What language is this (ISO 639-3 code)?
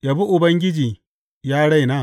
hau